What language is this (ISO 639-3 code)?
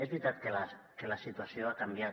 cat